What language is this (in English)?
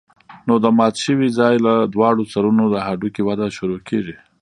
Pashto